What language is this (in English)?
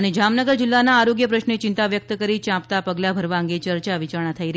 Gujarati